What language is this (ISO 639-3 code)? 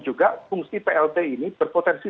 ind